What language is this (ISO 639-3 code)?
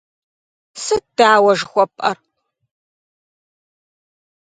kbd